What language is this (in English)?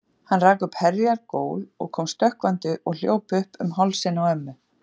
Icelandic